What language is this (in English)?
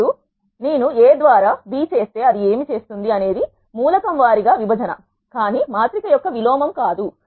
Telugu